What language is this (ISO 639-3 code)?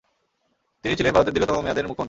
ben